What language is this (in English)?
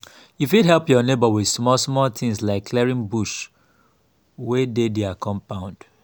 Nigerian Pidgin